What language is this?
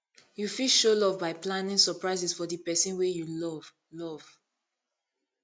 Nigerian Pidgin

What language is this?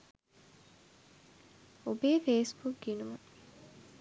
Sinhala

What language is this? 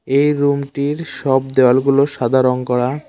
Bangla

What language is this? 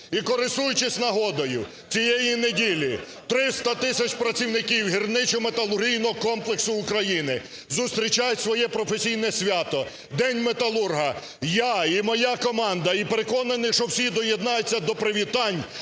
Ukrainian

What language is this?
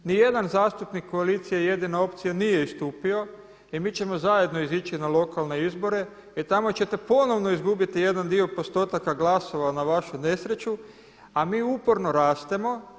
Croatian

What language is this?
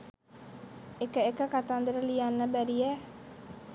Sinhala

